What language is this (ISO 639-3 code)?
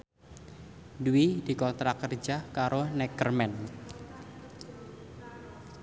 jav